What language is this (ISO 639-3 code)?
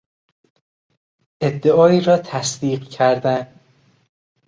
fas